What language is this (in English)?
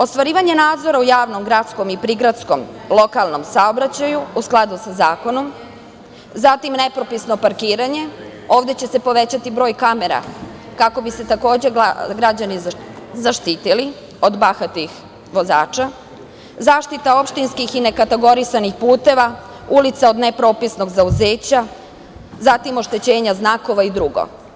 Serbian